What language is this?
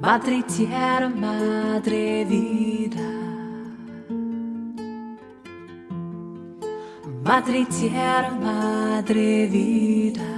Italian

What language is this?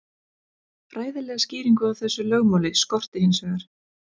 Icelandic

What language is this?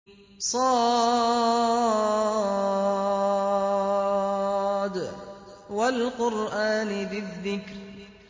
Arabic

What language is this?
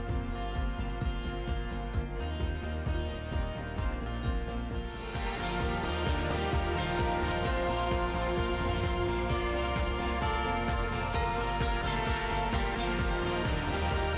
Indonesian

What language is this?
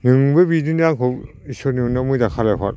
Bodo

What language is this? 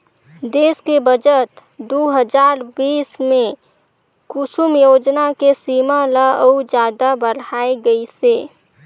Chhattisgarhi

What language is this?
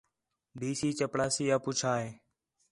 Khetrani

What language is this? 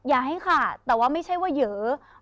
Thai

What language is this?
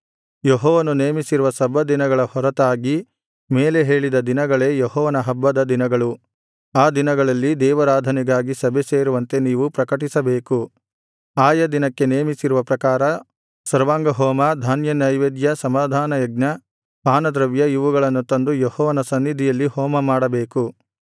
Kannada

